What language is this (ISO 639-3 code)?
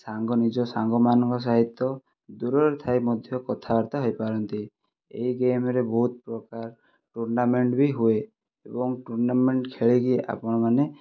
ori